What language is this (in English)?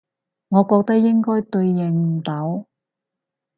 Cantonese